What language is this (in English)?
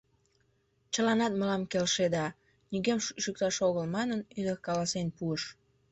Mari